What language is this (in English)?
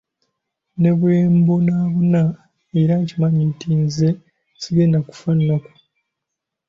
Ganda